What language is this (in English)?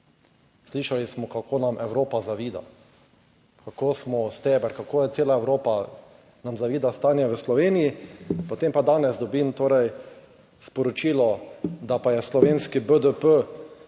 Slovenian